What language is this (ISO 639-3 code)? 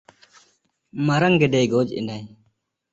sat